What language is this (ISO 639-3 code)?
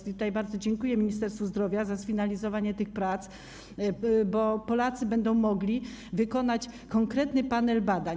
pol